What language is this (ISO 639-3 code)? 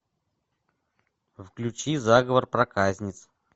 rus